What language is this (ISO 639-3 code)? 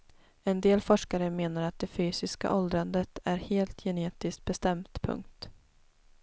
swe